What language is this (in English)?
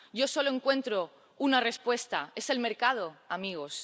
Spanish